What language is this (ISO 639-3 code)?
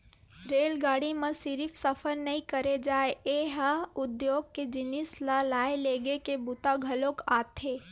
hne